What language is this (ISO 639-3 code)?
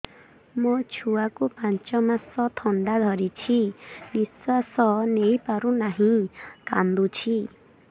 ori